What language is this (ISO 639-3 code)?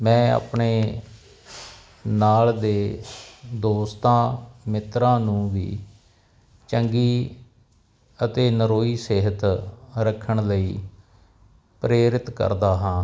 pan